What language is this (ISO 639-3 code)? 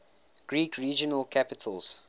eng